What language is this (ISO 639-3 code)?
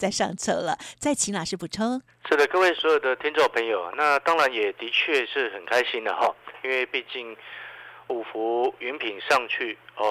zho